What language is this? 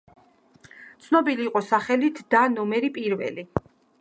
Georgian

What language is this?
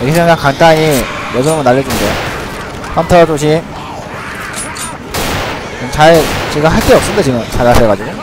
Korean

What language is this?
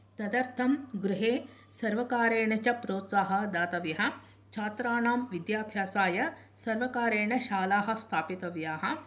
Sanskrit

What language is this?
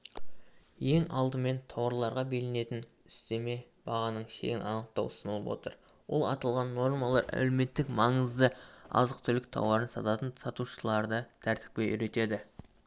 Kazakh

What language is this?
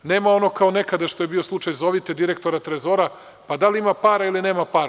Serbian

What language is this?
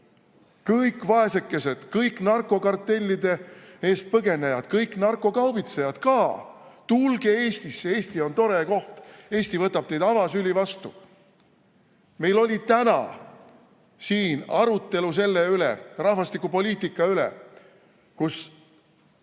Estonian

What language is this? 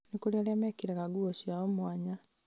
Kikuyu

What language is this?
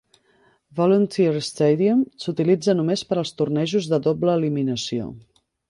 Catalan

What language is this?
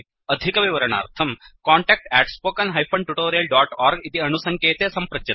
Sanskrit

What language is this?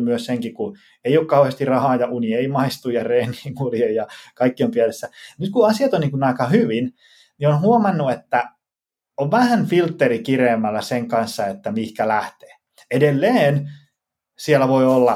Finnish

